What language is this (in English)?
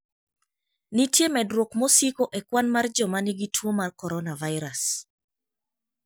Luo (Kenya and Tanzania)